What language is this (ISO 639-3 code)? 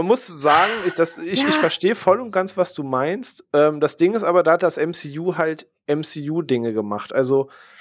deu